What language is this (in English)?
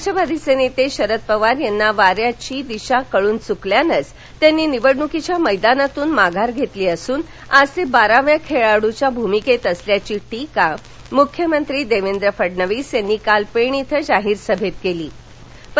Marathi